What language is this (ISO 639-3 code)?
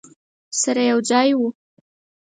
pus